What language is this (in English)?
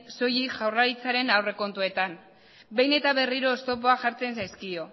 Basque